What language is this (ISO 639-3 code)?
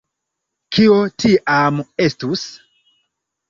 epo